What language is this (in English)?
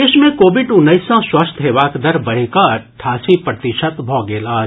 Maithili